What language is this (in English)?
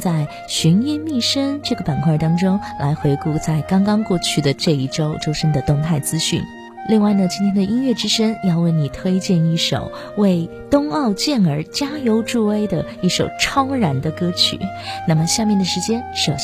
Chinese